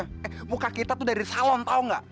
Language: Indonesian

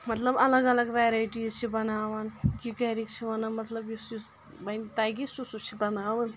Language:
Kashmiri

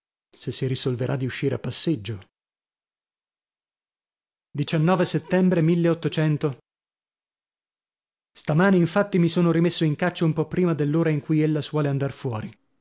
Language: Italian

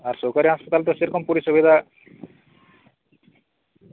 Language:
Santali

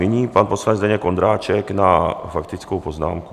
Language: Czech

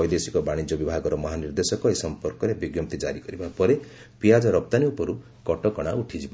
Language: Odia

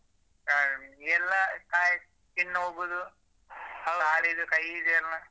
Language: Kannada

